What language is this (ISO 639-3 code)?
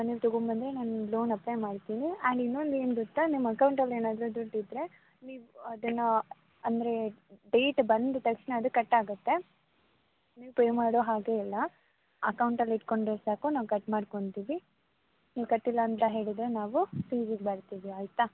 kan